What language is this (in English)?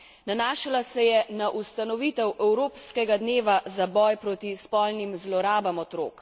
Slovenian